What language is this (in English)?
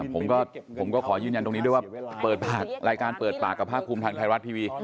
Thai